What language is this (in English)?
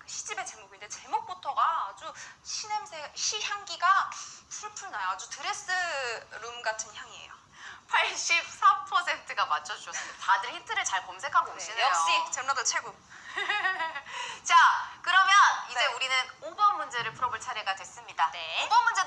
Korean